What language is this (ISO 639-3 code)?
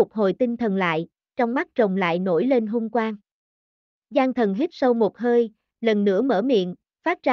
vie